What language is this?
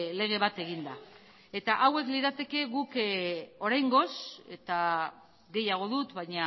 Basque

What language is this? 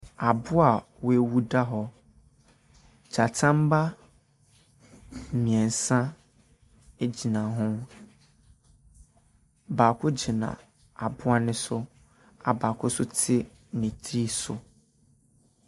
Akan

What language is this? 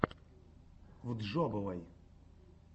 Russian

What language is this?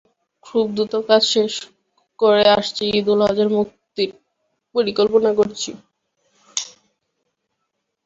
Bangla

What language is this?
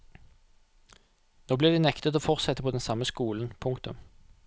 Norwegian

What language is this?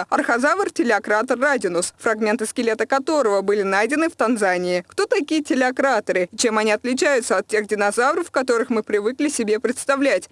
Russian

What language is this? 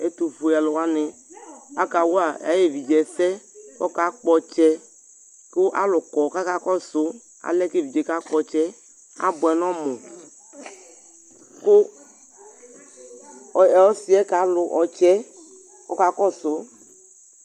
Ikposo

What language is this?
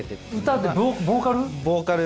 Japanese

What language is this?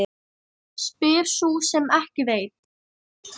Icelandic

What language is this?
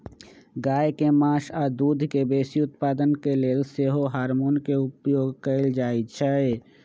Magahi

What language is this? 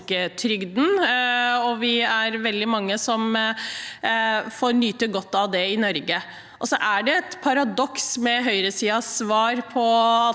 Norwegian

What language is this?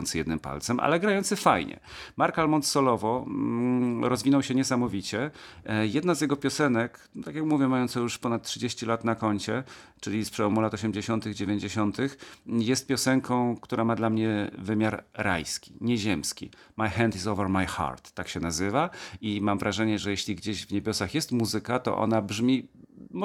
Polish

